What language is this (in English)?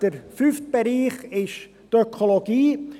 Swiss German